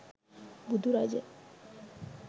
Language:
Sinhala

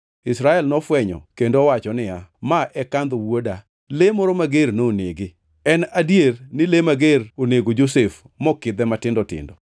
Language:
Luo (Kenya and Tanzania)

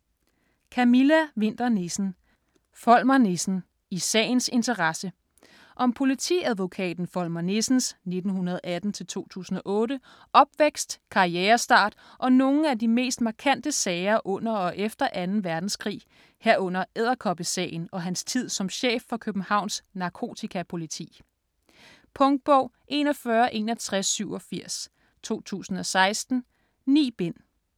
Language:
Danish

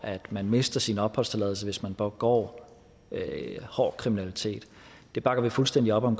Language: Danish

